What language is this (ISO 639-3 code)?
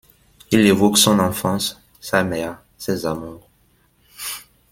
fra